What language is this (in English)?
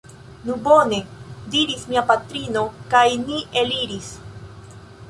Esperanto